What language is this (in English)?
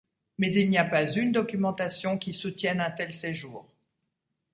French